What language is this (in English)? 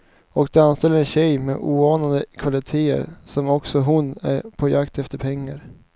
Swedish